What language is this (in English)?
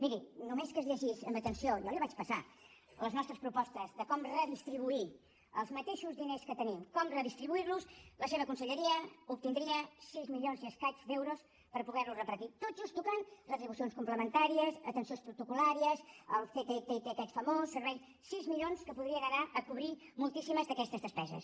Catalan